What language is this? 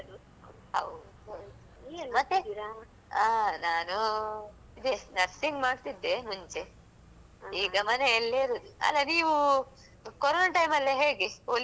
Kannada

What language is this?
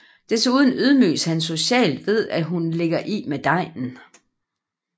Danish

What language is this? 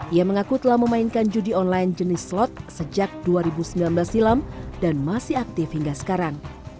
Indonesian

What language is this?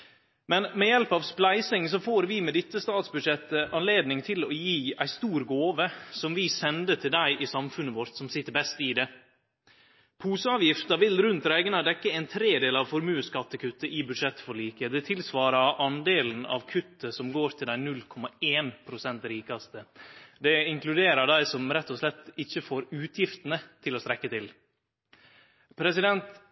Norwegian Nynorsk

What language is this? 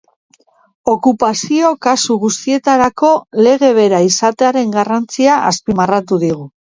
Basque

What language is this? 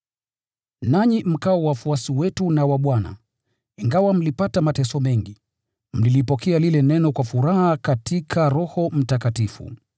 Swahili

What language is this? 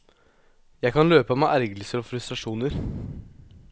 Norwegian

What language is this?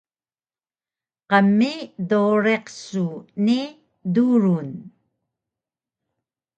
Taroko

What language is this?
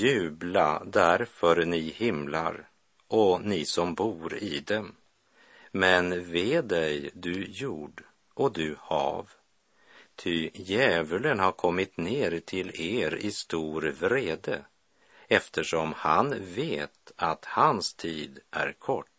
Swedish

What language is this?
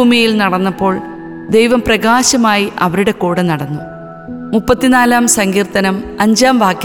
Malayalam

